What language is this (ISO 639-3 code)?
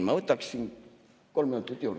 est